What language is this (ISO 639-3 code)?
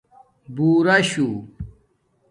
dmk